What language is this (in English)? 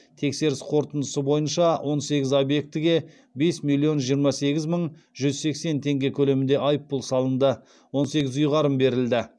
Kazakh